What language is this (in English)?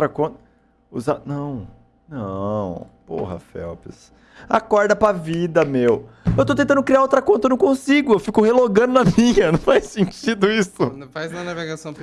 Portuguese